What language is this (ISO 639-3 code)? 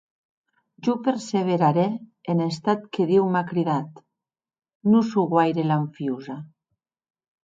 oci